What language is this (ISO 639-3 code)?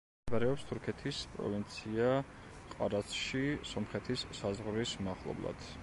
kat